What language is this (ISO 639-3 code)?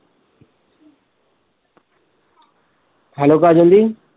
pan